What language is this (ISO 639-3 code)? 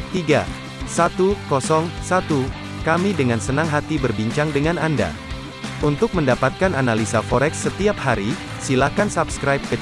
ind